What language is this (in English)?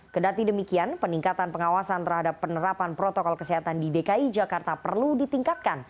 Indonesian